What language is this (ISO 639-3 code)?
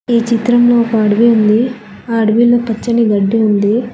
tel